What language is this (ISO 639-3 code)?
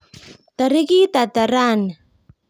kln